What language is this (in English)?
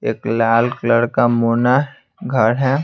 Hindi